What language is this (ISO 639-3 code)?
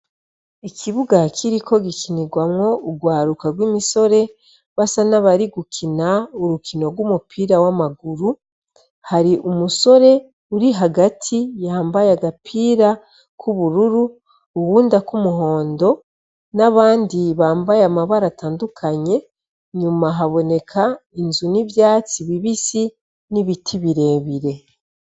run